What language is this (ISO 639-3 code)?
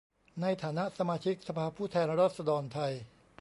tha